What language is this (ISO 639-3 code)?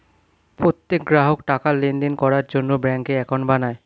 ben